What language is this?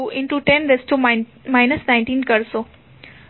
Gujarati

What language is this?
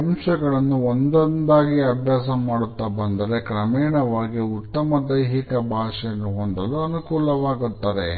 Kannada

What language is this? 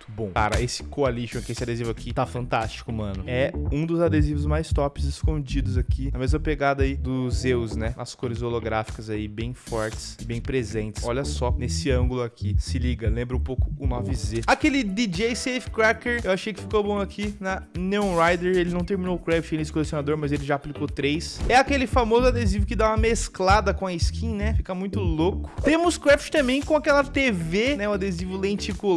Portuguese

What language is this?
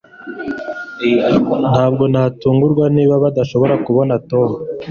Kinyarwanda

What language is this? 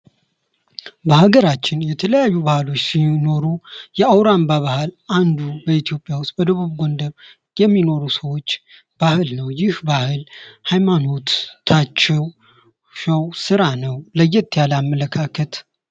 Amharic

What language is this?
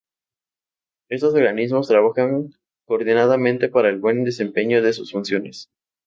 Spanish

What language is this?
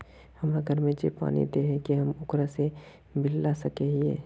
Magahi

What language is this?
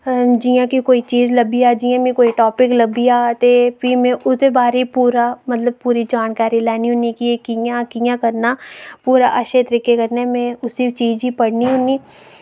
Dogri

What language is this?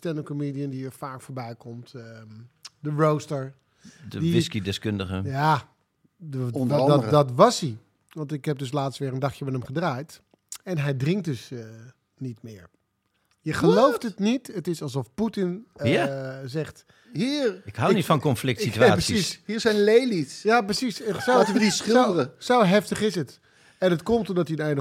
Dutch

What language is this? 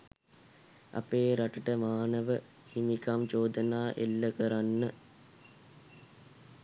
Sinhala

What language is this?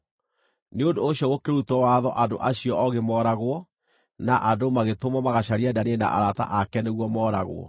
Kikuyu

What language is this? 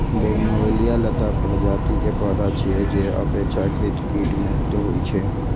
Maithili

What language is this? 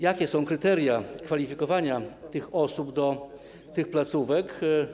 Polish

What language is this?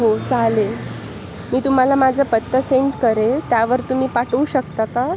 Marathi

